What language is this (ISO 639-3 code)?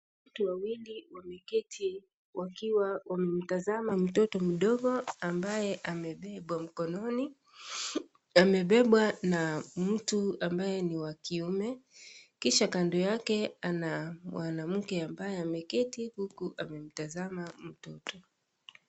swa